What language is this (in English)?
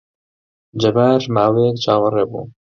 Central Kurdish